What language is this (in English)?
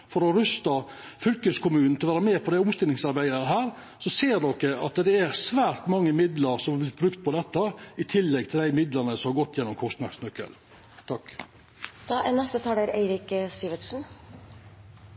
Norwegian Nynorsk